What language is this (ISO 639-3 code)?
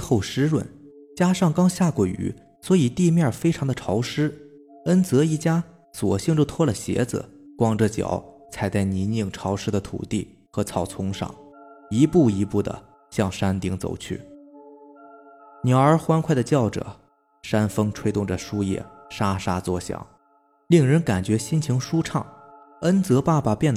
zho